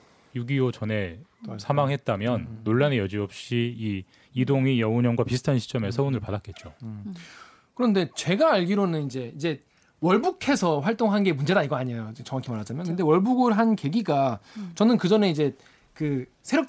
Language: Korean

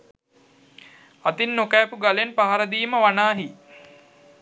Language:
Sinhala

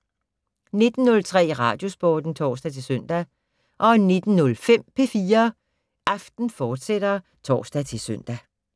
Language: Danish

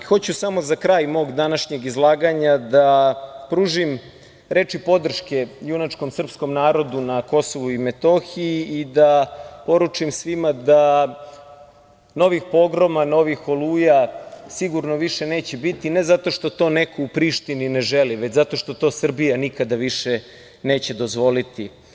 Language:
Serbian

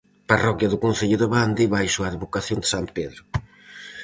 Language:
Galician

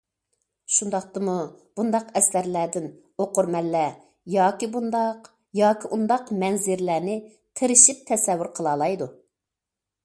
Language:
Uyghur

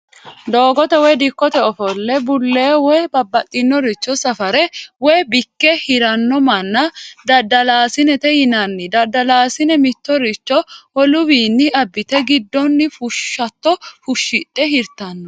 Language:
Sidamo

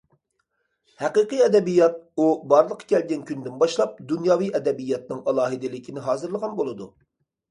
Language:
Uyghur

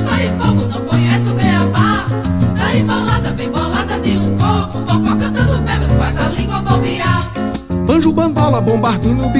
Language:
Portuguese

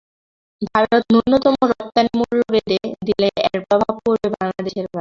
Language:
Bangla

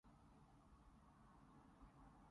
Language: Cantonese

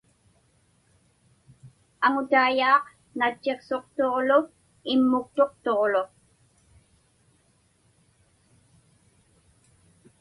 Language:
Inupiaq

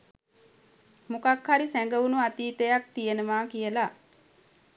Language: Sinhala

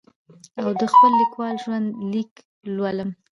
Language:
Pashto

